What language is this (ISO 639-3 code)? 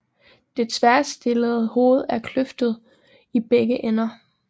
dan